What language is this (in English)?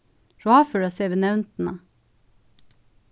Faroese